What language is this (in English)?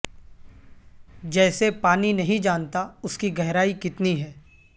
Urdu